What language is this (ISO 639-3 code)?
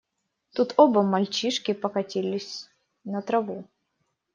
rus